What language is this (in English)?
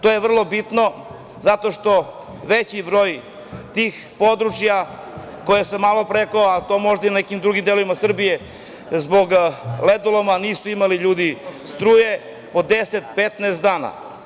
Serbian